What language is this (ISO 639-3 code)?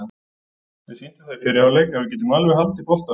isl